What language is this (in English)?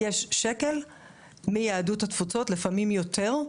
Hebrew